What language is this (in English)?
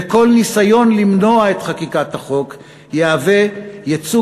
Hebrew